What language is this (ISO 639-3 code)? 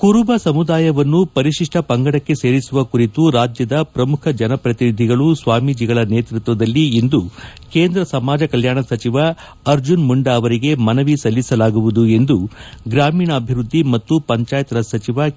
kan